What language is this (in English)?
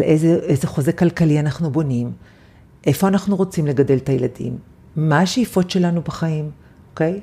Hebrew